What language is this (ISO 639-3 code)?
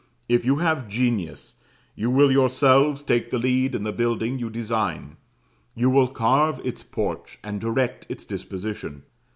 eng